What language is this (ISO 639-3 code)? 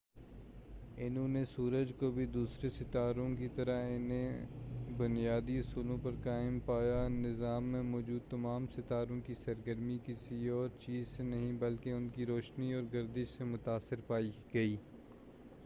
urd